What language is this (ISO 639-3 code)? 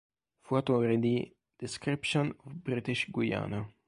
ita